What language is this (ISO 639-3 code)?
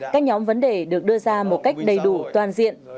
vie